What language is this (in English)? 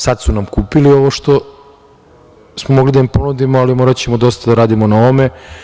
Serbian